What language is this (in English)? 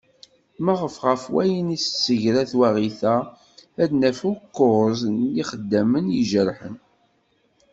Kabyle